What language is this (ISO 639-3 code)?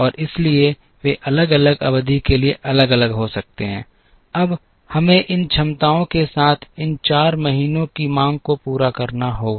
hin